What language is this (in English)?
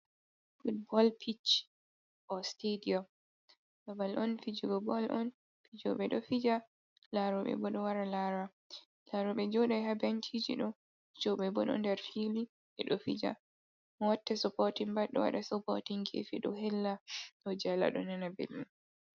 Fula